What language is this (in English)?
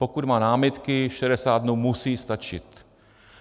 Czech